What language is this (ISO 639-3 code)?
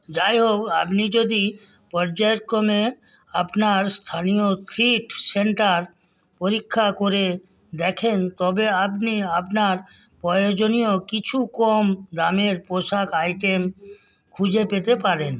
ben